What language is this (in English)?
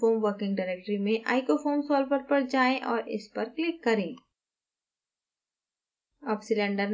Hindi